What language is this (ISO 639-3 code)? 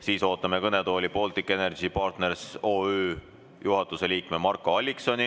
est